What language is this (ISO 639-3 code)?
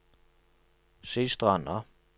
nor